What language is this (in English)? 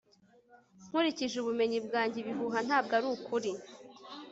Kinyarwanda